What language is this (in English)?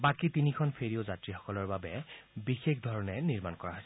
Assamese